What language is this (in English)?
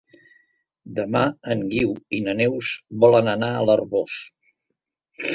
Catalan